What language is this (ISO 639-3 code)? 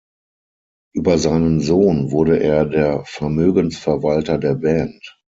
deu